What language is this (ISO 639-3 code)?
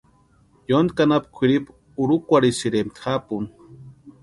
pua